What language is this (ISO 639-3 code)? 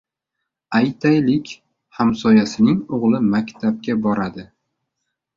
uzb